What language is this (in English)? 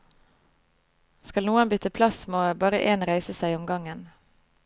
Norwegian